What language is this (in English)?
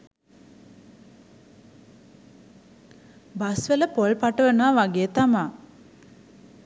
Sinhala